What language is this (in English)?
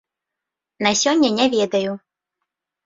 Belarusian